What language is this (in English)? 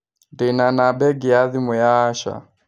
Kikuyu